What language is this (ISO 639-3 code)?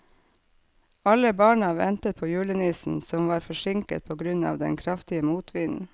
nor